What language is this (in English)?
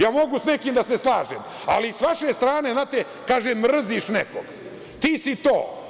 Serbian